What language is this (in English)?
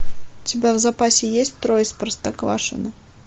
Russian